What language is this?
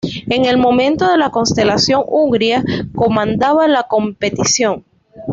Spanish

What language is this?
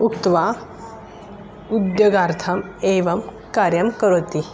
Sanskrit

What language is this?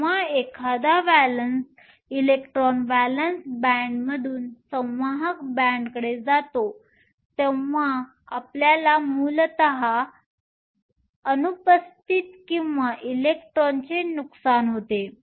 Marathi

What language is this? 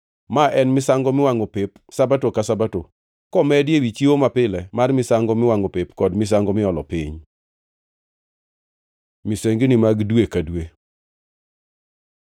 Luo (Kenya and Tanzania)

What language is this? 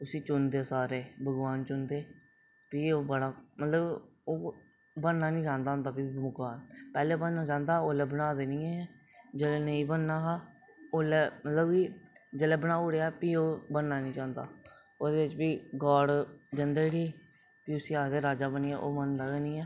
Dogri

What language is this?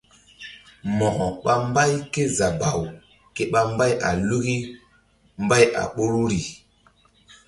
Mbum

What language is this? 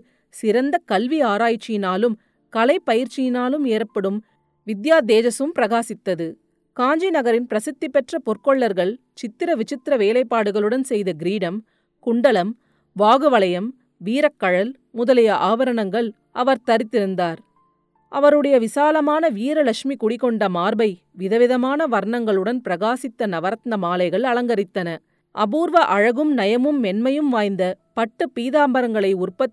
Tamil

